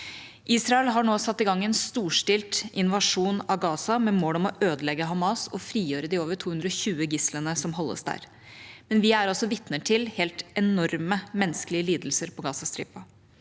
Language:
Norwegian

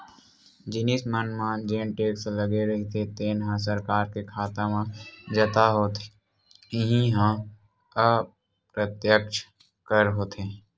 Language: Chhattisgarhi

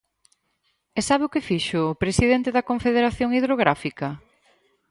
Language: Galician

